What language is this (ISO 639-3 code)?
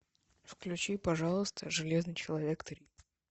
rus